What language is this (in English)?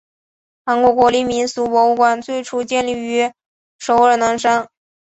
Chinese